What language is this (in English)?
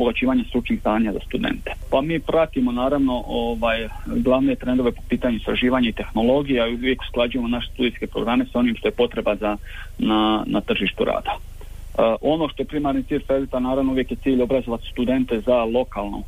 Croatian